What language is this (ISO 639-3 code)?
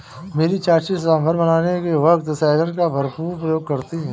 hin